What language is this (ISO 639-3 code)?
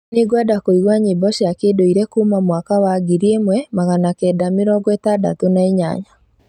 kik